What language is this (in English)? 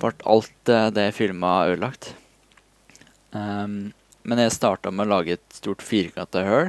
Norwegian